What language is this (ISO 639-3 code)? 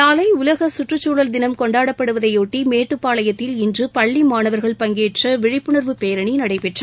tam